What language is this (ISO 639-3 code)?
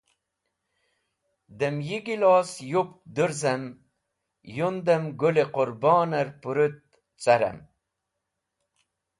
wbl